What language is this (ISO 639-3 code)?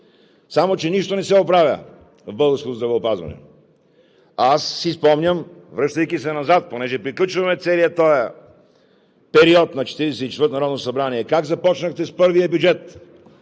bul